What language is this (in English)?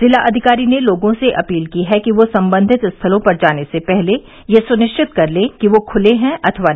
Hindi